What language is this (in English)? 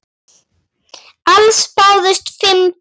Icelandic